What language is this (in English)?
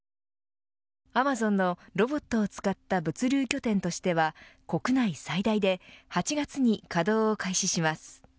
Japanese